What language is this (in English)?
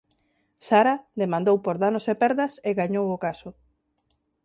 Galician